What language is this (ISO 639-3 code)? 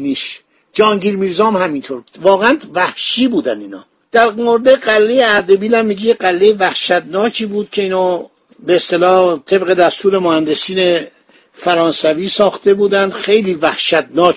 fas